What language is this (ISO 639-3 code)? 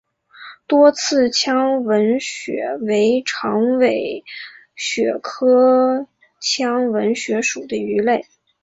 zho